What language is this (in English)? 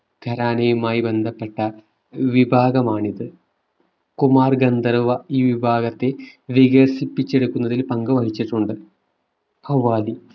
Malayalam